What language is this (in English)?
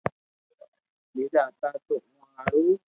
Loarki